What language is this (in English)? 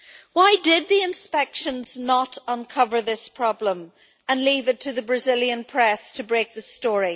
English